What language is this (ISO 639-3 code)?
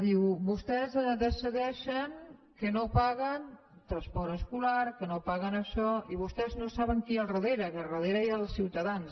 cat